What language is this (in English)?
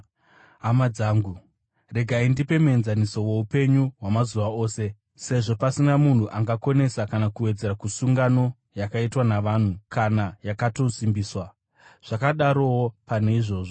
Shona